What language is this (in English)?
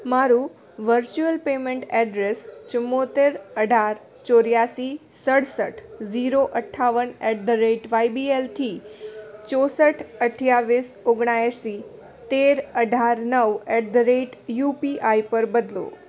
Gujarati